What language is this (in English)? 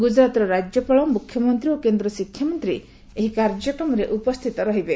Odia